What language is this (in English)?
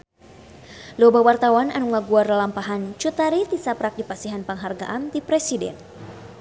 Sundanese